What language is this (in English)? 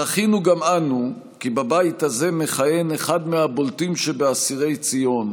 Hebrew